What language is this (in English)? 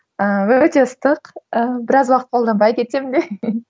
Kazakh